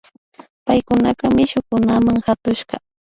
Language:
Imbabura Highland Quichua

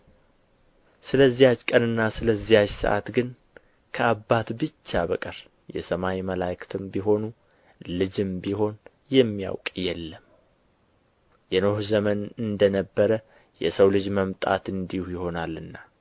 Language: Amharic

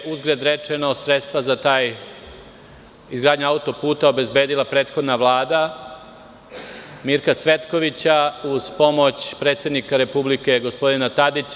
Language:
Serbian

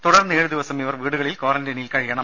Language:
Malayalam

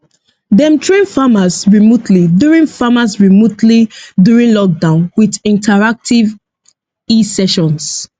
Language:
Nigerian Pidgin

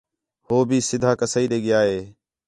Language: Khetrani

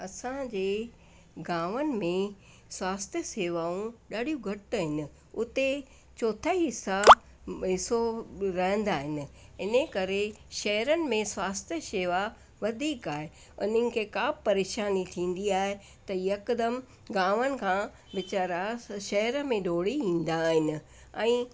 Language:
Sindhi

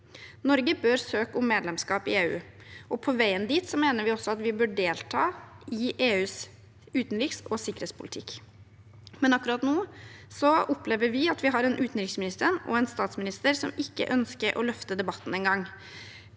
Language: Norwegian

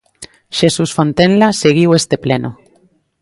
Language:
Galician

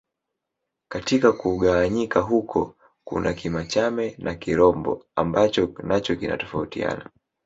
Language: Swahili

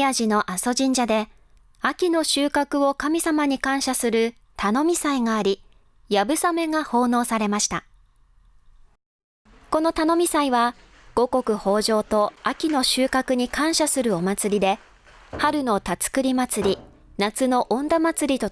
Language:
Japanese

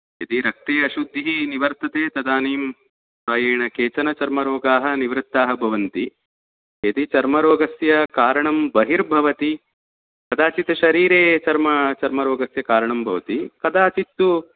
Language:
Sanskrit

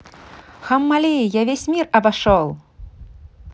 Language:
Russian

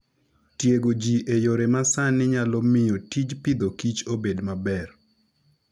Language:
Luo (Kenya and Tanzania)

